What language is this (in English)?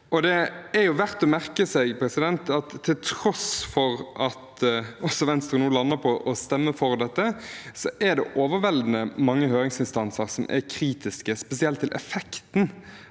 Norwegian